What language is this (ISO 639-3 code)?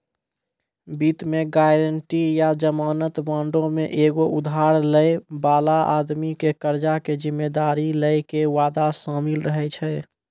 mai